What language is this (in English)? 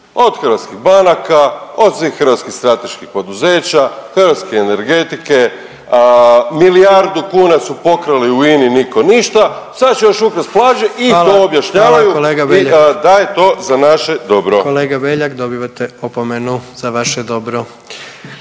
Croatian